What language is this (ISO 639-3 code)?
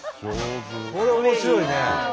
jpn